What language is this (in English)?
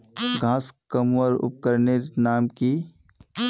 Magahi